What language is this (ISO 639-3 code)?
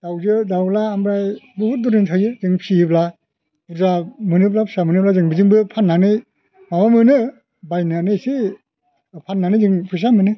brx